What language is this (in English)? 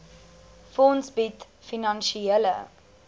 Afrikaans